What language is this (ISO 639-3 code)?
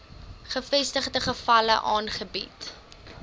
afr